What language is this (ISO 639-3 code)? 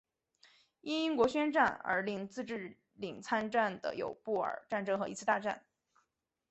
zho